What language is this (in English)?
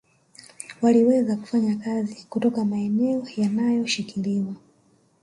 Swahili